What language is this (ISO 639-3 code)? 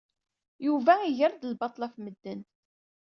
kab